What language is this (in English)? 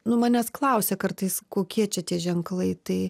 Lithuanian